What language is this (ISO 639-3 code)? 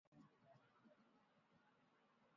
zho